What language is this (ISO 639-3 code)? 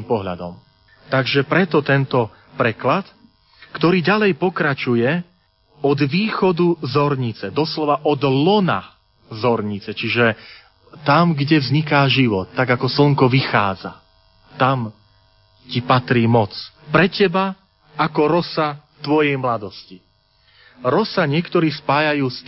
slk